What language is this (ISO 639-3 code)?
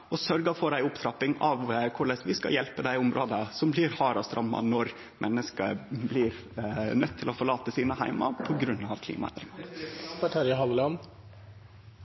nno